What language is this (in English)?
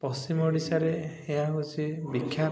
Odia